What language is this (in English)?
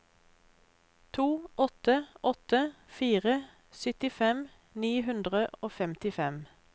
Norwegian